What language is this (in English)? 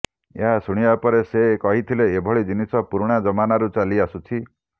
Odia